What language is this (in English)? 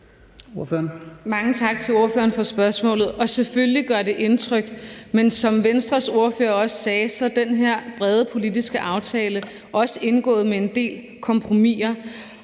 Danish